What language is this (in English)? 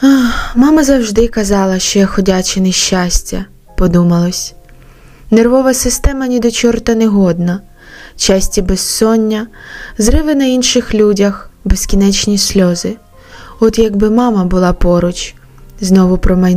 Ukrainian